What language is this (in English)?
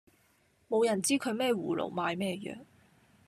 Cantonese